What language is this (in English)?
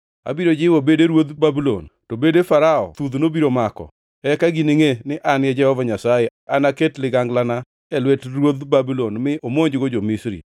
Luo (Kenya and Tanzania)